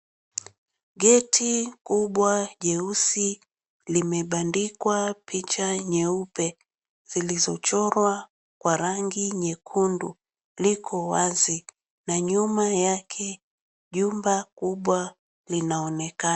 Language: Swahili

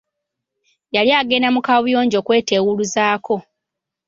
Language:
Ganda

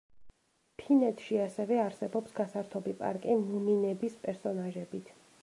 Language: Georgian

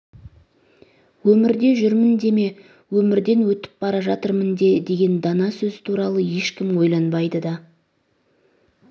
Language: Kazakh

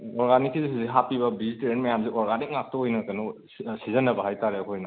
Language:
Manipuri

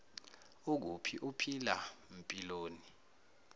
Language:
Zulu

